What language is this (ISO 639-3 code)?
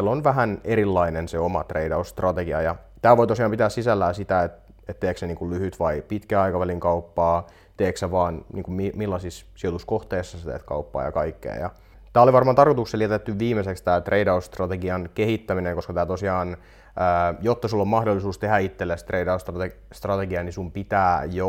fin